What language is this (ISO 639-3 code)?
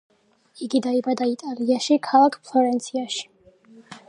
kat